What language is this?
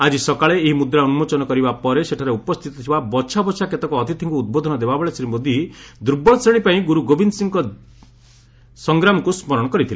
Odia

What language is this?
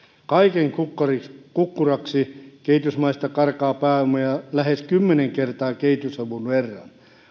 Finnish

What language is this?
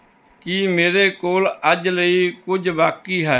Punjabi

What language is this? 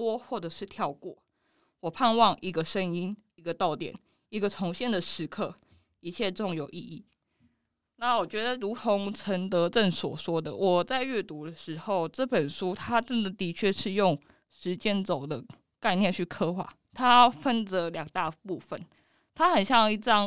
Chinese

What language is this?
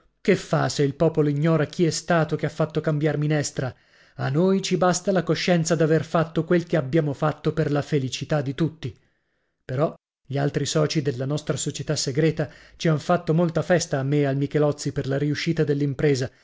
Italian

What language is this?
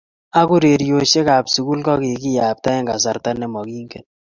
Kalenjin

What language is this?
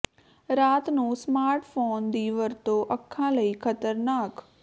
Punjabi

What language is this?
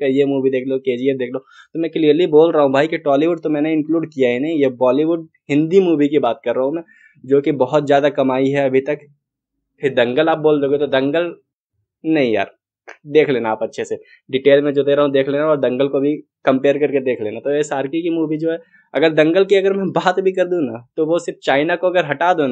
Hindi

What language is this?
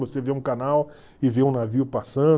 Portuguese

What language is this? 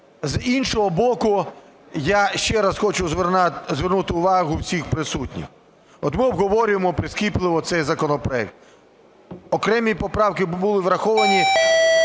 Ukrainian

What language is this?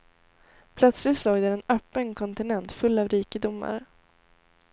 Swedish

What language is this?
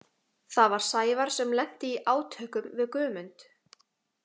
Icelandic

